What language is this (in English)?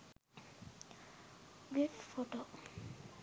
Sinhala